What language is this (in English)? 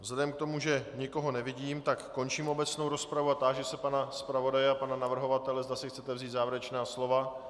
Czech